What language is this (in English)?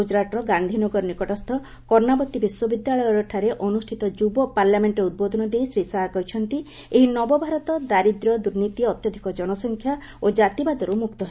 Odia